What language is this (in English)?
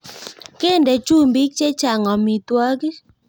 Kalenjin